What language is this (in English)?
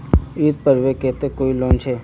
Magahi